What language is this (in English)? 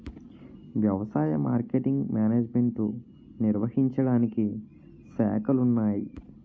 Telugu